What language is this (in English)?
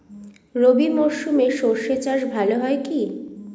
Bangla